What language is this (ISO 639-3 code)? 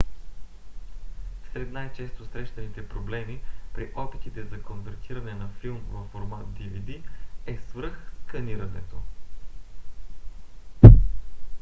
bul